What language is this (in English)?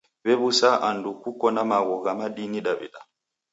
Taita